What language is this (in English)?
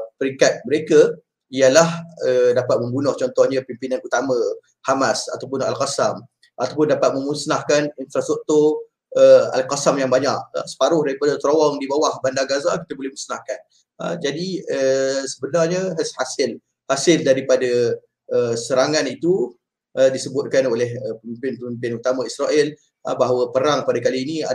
Malay